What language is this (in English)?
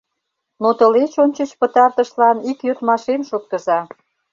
Mari